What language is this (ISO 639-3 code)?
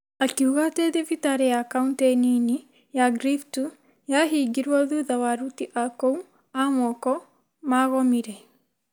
kik